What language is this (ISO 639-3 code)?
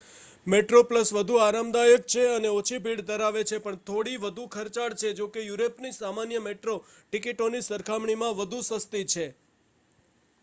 guj